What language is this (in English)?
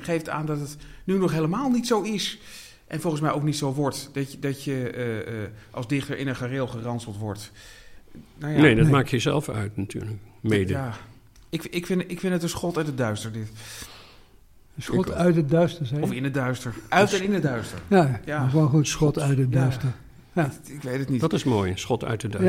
Dutch